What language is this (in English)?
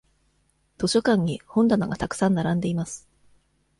Japanese